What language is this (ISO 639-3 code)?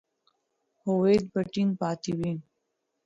pus